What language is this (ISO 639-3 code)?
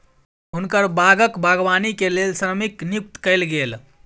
mai